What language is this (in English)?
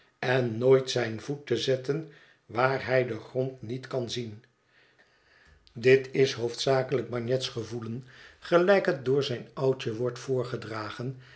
Dutch